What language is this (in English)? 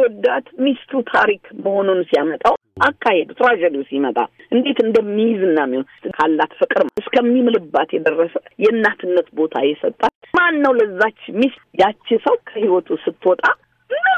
Amharic